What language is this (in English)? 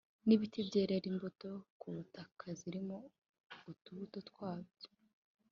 Kinyarwanda